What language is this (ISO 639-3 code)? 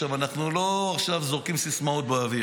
heb